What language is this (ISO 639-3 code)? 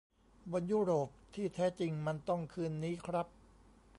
tha